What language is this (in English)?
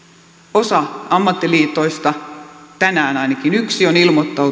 Finnish